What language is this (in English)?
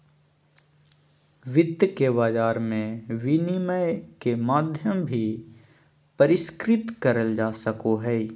Magahi